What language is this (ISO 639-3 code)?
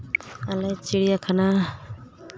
sat